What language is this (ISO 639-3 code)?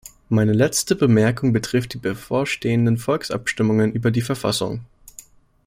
deu